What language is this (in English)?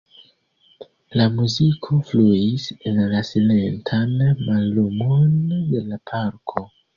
Esperanto